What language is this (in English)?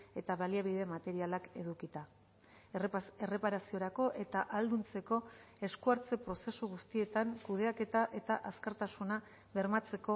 Basque